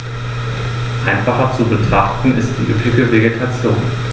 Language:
German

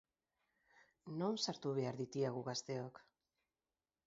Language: Basque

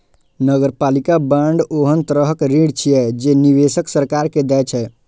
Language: Maithili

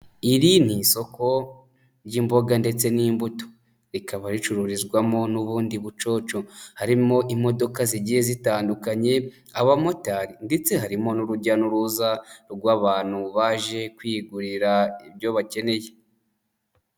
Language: Kinyarwanda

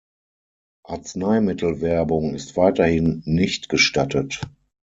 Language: German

